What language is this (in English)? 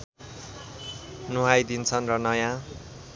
Nepali